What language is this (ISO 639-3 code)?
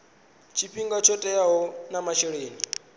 ven